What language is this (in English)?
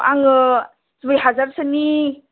Bodo